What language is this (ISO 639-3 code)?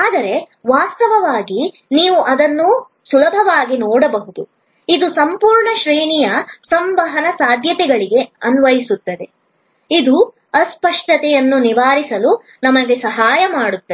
kan